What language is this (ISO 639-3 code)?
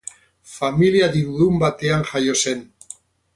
eus